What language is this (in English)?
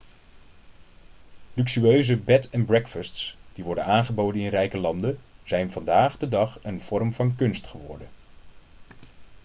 Dutch